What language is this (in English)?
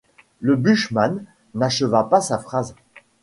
French